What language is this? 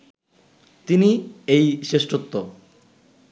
Bangla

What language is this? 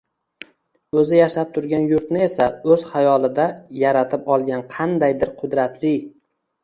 Uzbek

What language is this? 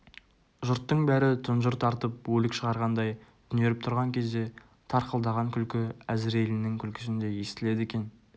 Kazakh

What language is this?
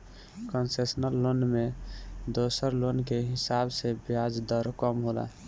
Bhojpuri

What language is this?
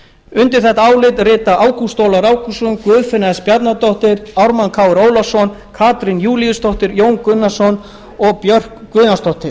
Icelandic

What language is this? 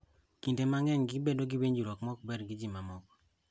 Luo (Kenya and Tanzania)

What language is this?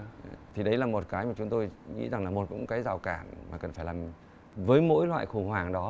Vietnamese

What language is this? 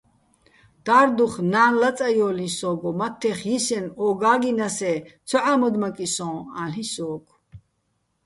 Bats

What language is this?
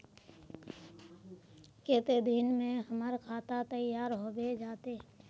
Magahi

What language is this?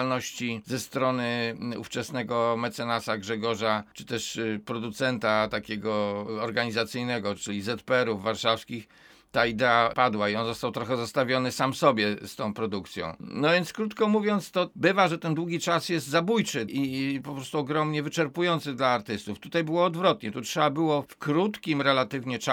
Polish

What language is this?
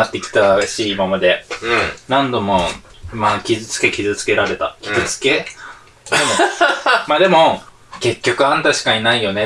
Japanese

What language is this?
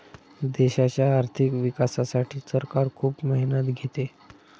Marathi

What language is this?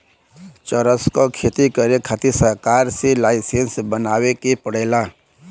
Bhojpuri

